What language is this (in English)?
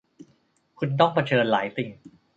Thai